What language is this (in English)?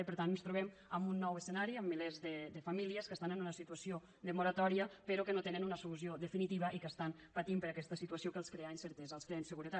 Catalan